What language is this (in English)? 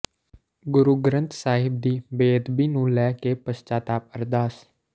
Punjabi